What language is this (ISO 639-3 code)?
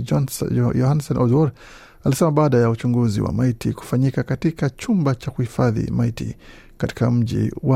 swa